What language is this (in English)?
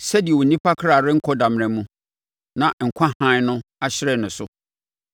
Akan